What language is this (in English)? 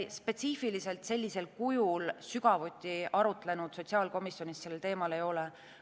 Estonian